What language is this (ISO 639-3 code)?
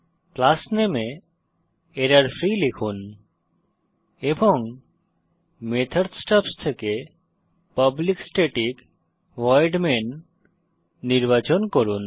ben